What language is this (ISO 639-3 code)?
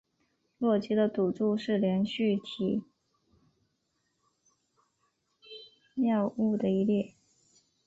zho